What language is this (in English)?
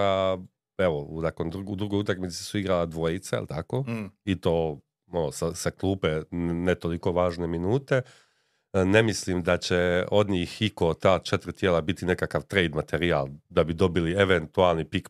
Croatian